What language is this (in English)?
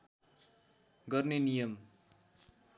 Nepali